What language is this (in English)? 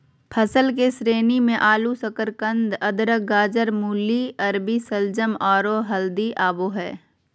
Magahi